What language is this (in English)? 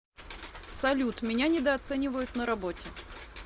Russian